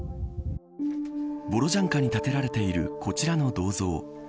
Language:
Japanese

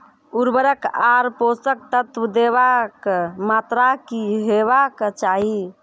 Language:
Maithili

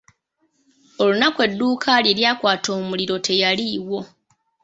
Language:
Ganda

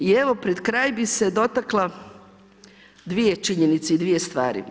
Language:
Croatian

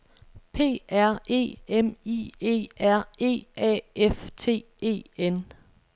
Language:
Danish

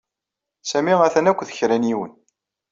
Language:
Kabyle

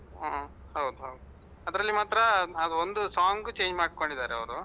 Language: Kannada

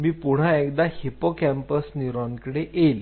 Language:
Marathi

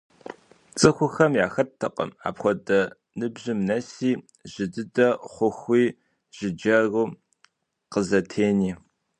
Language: Kabardian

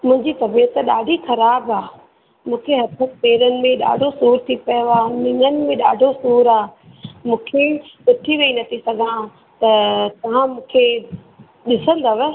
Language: Sindhi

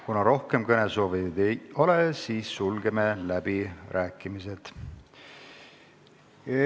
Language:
Estonian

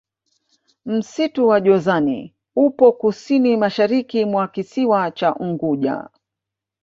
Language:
Swahili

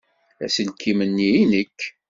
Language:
Kabyle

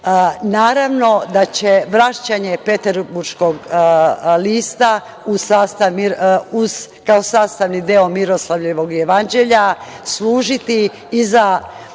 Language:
Serbian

